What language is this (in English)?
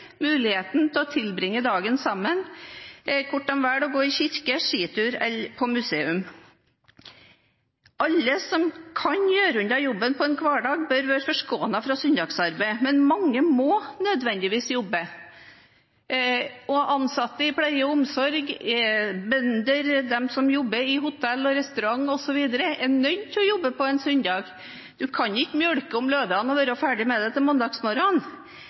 Norwegian Bokmål